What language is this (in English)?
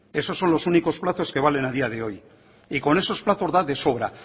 Spanish